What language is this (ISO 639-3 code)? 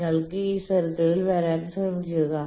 mal